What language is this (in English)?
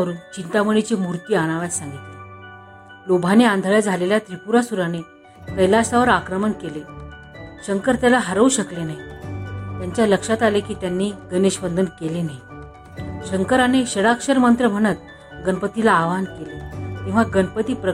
Marathi